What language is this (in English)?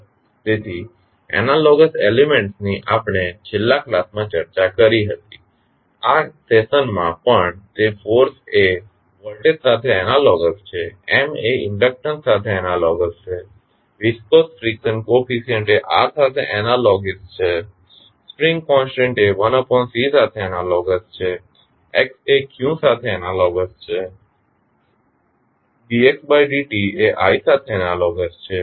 Gujarati